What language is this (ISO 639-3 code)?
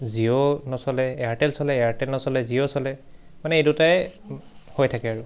asm